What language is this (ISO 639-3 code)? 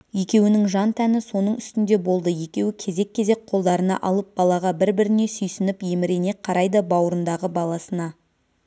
kaz